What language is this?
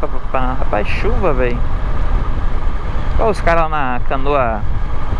Portuguese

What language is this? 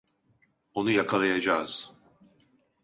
Turkish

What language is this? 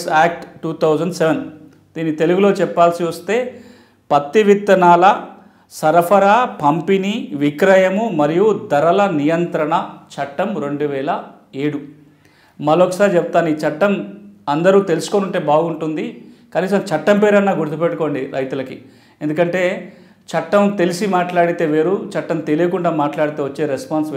Telugu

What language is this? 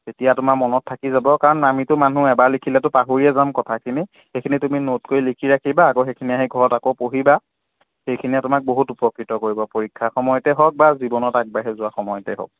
Assamese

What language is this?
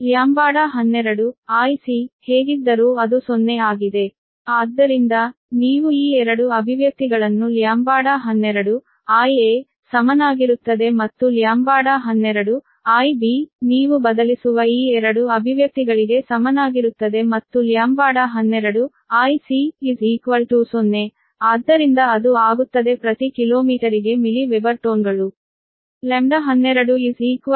Kannada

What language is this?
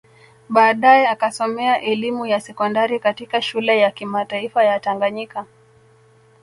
Swahili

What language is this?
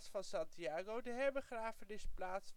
Dutch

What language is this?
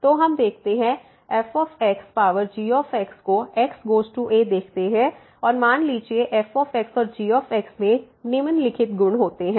Hindi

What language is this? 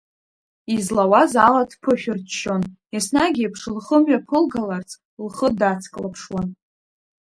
Abkhazian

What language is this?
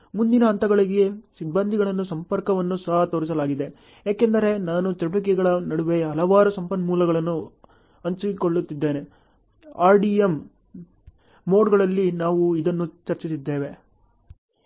Kannada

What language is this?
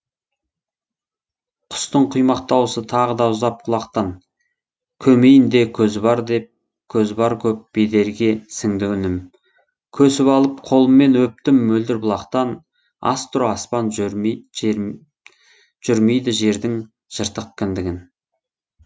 Kazakh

